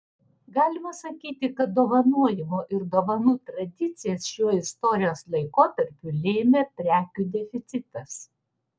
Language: Lithuanian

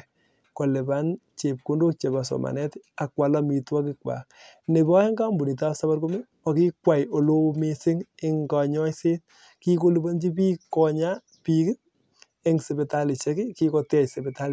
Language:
Kalenjin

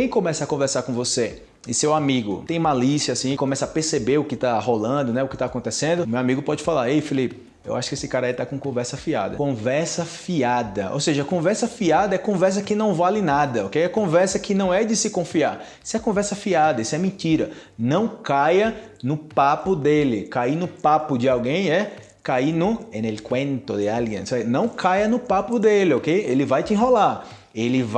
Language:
Portuguese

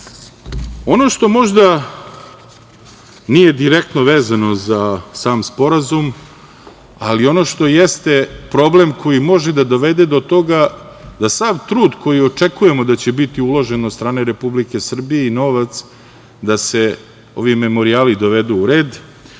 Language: Serbian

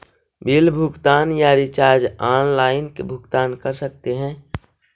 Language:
Magahi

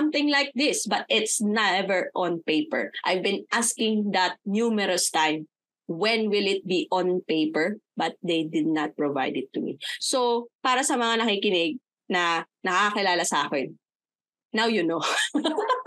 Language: Filipino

